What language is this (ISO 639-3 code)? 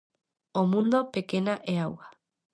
glg